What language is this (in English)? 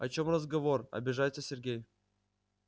Russian